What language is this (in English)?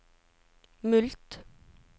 Norwegian